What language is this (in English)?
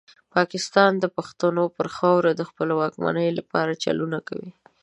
Pashto